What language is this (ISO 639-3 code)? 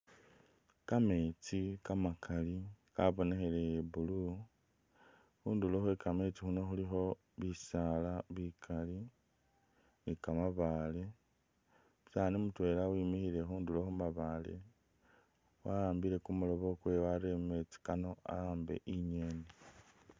myx